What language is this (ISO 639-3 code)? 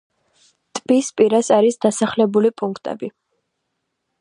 kat